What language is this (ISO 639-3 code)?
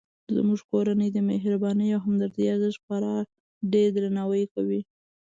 pus